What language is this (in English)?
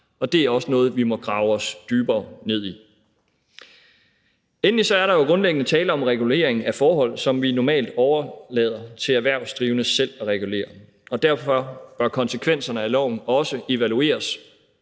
Danish